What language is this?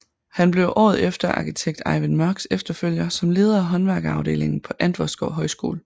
Danish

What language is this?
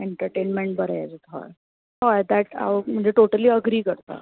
Konkani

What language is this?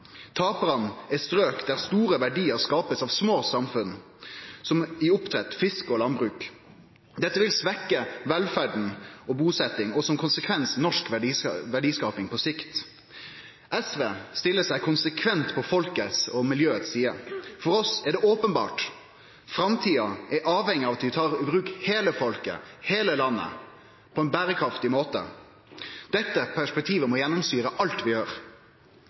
Norwegian Nynorsk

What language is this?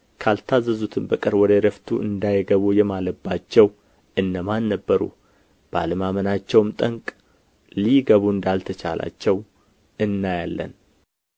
Amharic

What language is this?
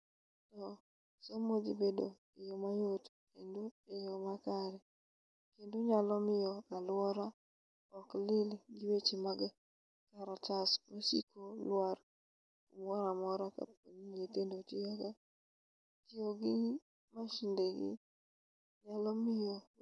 Luo (Kenya and Tanzania)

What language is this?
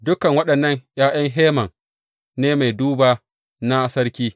Hausa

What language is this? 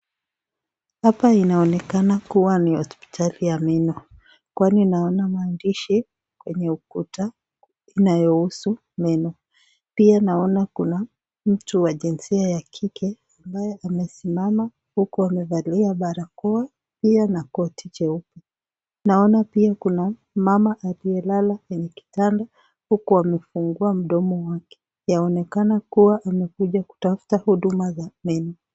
Swahili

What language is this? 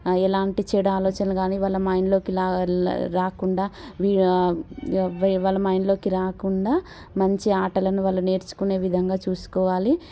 Telugu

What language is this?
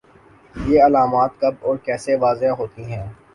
Urdu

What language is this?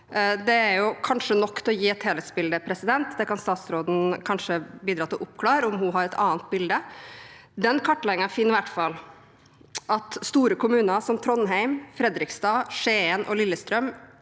Norwegian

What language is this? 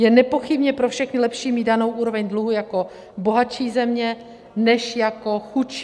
Czech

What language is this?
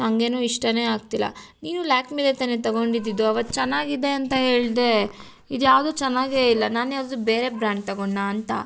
Kannada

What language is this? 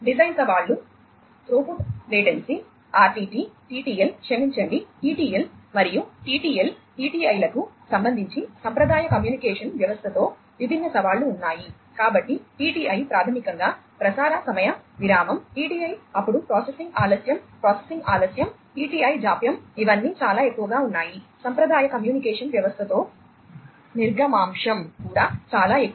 Telugu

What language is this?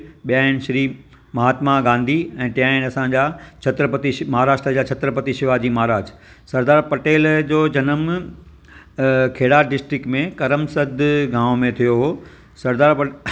Sindhi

